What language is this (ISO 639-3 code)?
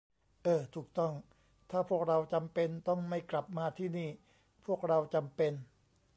tha